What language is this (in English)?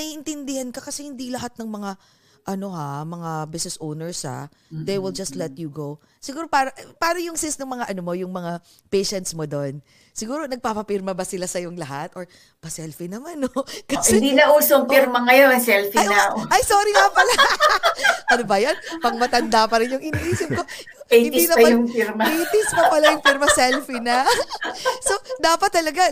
Filipino